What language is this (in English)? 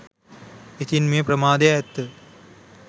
Sinhala